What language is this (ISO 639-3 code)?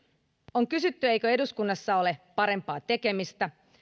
fin